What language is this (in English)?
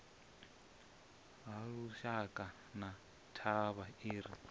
Venda